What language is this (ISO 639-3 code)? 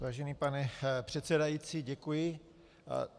ces